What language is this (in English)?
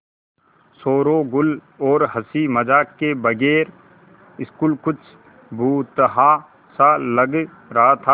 Hindi